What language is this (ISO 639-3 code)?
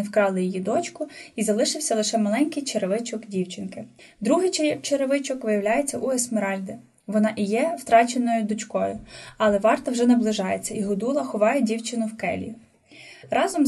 ukr